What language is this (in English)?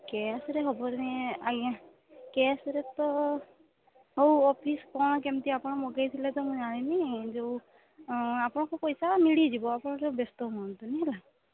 Odia